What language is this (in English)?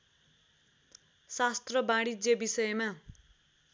Nepali